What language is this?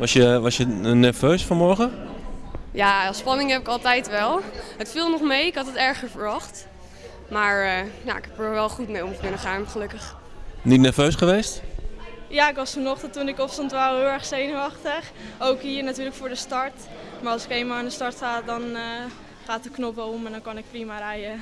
Dutch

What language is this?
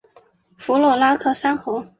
Chinese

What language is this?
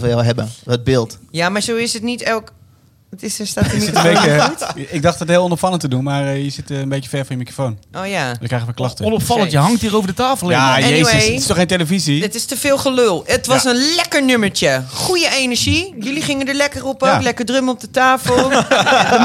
Dutch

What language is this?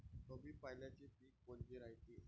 Marathi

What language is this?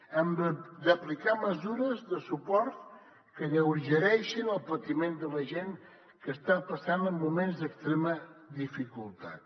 Catalan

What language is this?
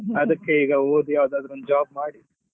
Kannada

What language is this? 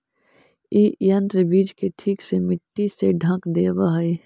Magahi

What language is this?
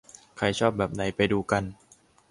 Thai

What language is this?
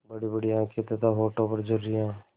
Hindi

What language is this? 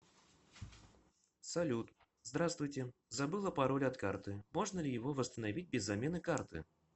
Russian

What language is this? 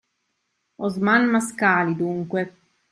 Italian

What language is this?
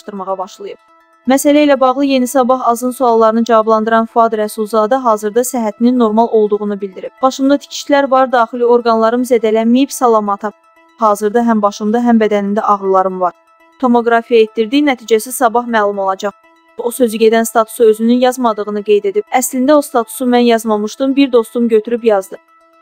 Turkish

